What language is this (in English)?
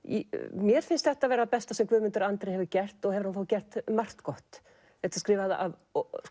Icelandic